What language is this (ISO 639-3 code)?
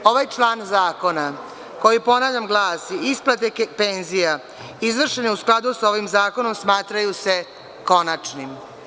srp